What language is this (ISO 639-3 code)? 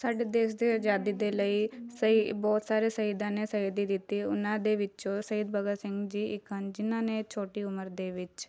pan